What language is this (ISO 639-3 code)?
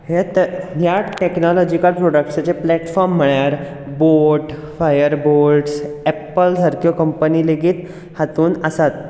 kok